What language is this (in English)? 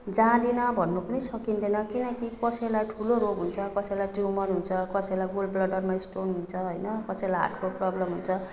Nepali